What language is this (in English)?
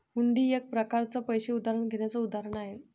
Marathi